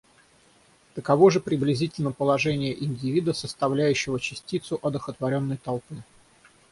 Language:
Russian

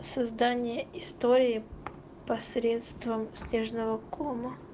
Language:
Russian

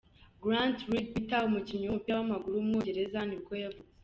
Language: Kinyarwanda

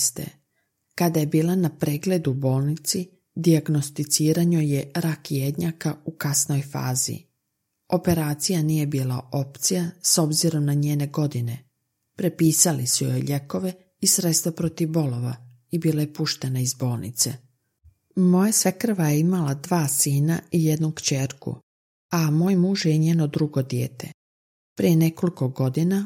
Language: Croatian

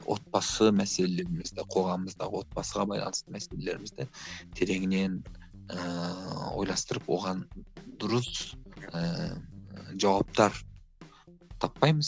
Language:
Kazakh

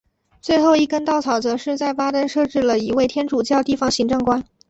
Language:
Chinese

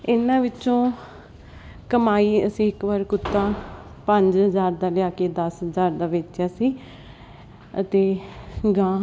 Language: Punjabi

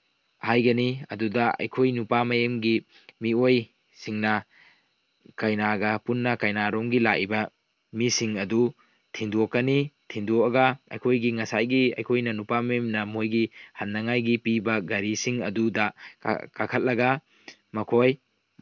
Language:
Manipuri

